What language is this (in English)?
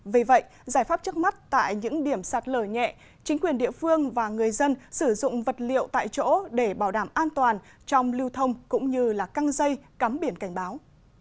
Vietnamese